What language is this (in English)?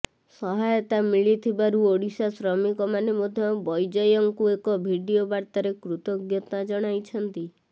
Odia